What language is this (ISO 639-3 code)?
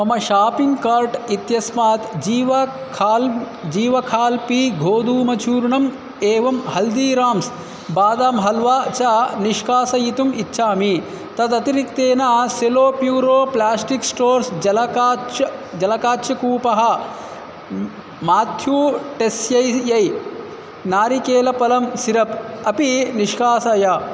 san